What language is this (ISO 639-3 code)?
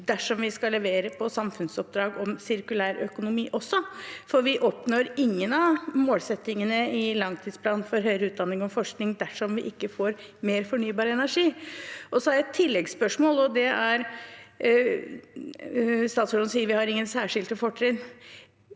nor